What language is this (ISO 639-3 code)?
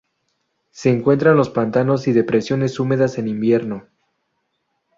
spa